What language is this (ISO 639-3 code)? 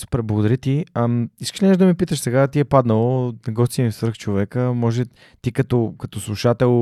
bul